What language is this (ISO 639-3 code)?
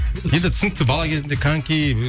kaz